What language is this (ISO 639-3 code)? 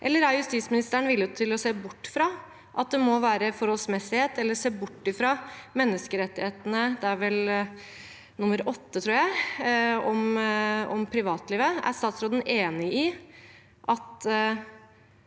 nor